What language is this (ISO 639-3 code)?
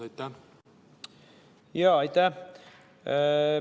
est